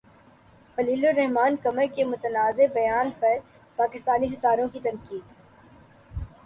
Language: Urdu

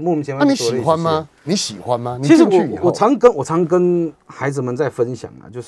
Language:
Chinese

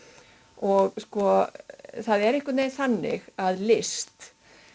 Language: Icelandic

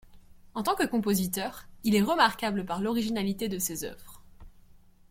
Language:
French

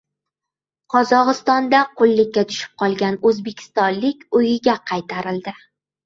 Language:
Uzbek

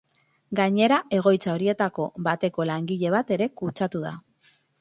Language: Basque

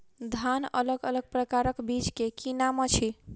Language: Maithili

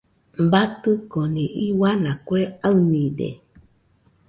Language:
Nüpode Huitoto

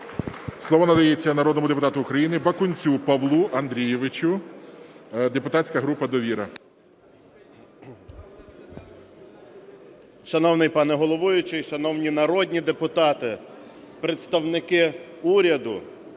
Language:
Ukrainian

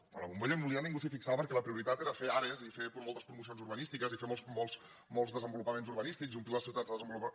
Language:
Catalan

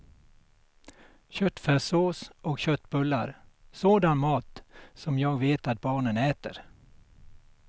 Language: Swedish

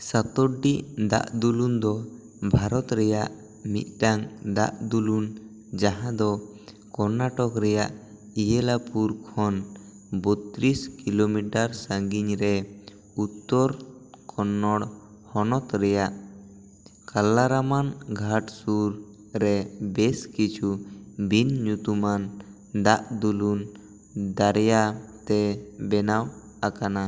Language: Santali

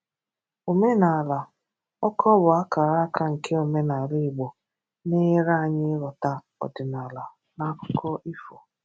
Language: Igbo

